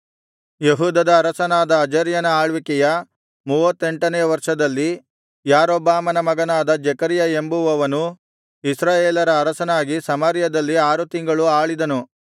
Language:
Kannada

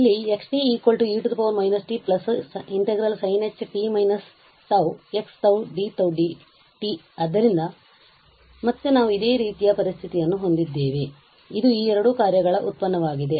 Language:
Kannada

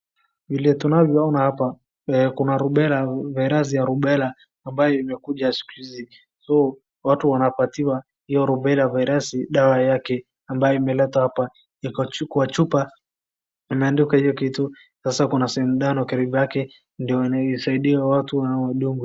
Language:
Swahili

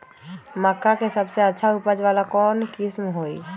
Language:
Magahi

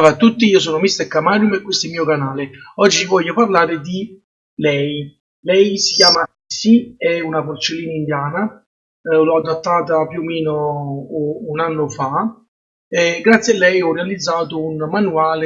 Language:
Italian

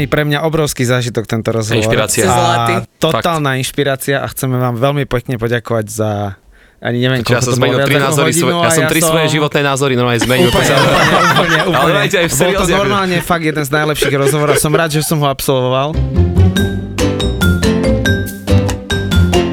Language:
Slovak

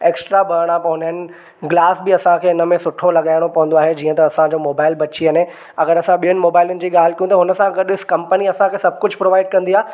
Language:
Sindhi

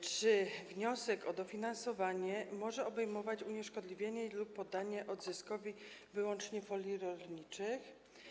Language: Polish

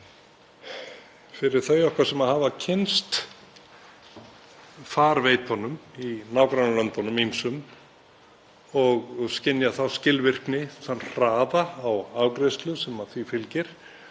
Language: Icelandic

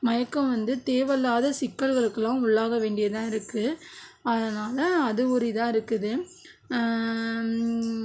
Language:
Tamil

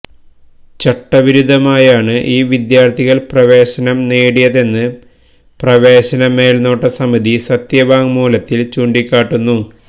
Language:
Malayalam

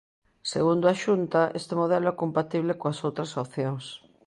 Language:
Galician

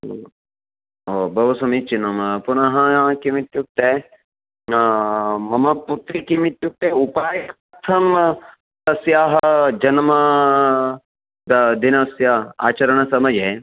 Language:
Sanskrit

